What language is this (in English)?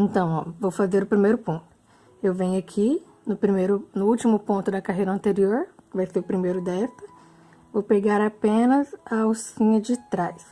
Portuguese